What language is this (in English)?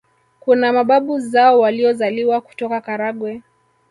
Swahili